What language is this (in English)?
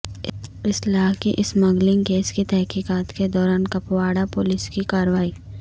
Urdu